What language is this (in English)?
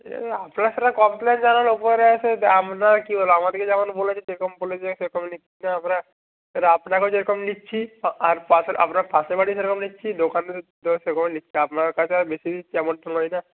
Bangla